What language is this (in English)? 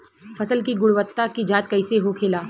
Bhojpuri